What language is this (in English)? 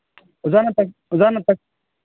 Manipuri